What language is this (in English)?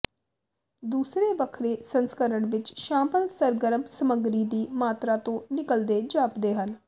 Punjabi